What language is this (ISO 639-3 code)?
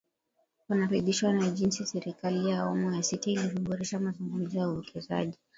swa